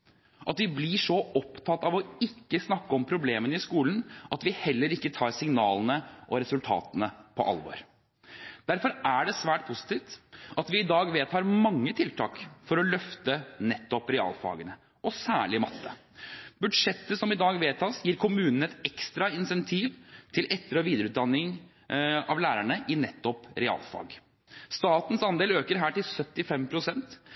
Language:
Norwegian Bokmål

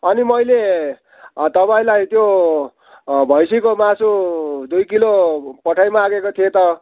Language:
Nepali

